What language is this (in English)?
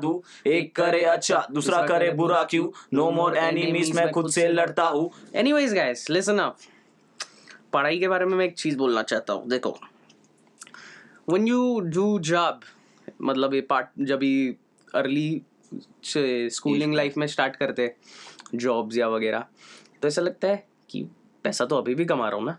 Hindi